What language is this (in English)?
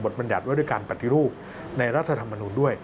Thai